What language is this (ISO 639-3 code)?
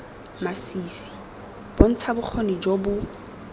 tsn